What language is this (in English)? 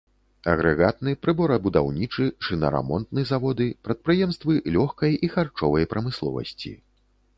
Belarusian